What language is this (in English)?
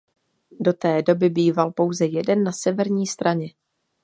Czech